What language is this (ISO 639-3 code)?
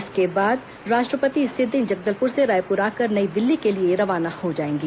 hin